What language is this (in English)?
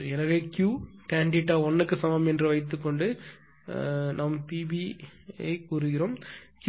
Tamil